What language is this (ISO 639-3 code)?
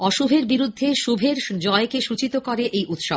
ben